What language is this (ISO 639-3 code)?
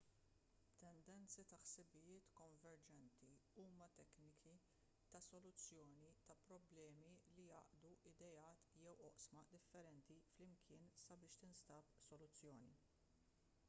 mlt